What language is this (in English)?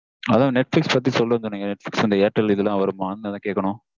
Tamil